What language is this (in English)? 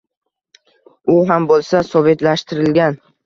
Uzbek